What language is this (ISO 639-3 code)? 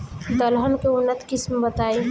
bho